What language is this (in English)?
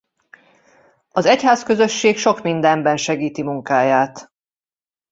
Hungarian